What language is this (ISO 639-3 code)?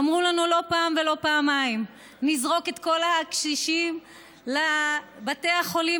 heb